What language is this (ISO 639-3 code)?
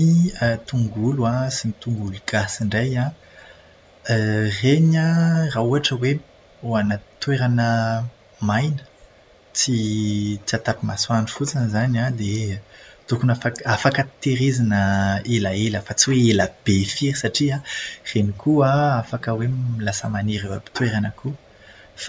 mlg